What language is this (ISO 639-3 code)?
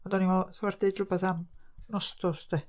cym